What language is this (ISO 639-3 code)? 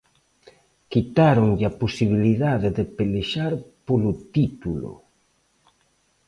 glg